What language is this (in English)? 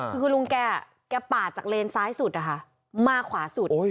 Thai